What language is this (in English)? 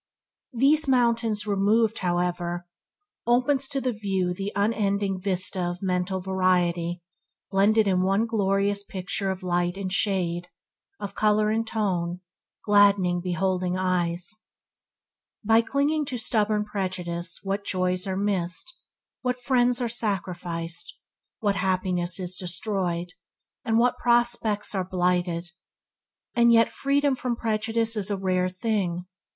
English